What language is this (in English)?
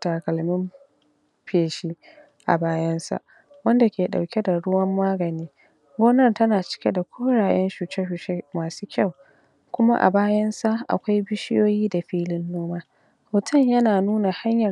Hausa